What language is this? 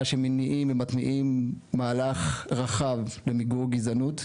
Hebrew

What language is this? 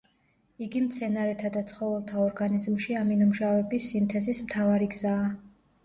Georgian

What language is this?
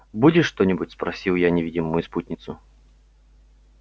Russian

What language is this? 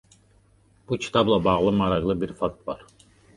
Azerbaijani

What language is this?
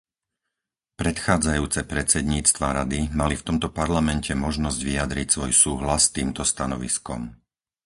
Slovak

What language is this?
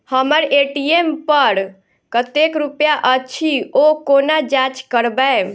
Maithili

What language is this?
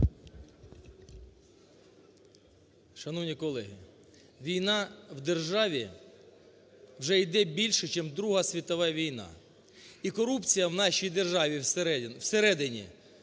Ukrainian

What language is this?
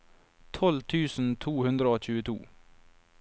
Norwegian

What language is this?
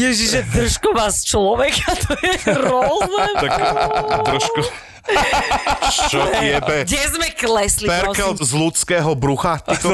Slovak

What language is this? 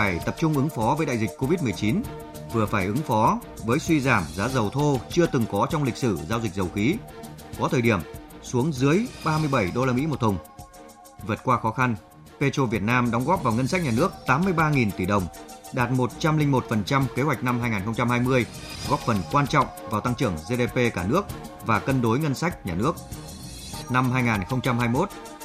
Vietnamese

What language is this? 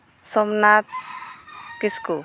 Santali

